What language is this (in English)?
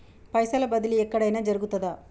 Telugu